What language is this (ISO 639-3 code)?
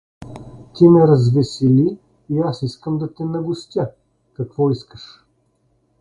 bul